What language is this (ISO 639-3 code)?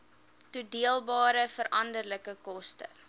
afr